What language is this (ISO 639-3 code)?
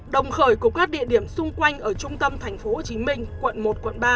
vie